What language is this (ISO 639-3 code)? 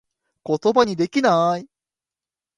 jpn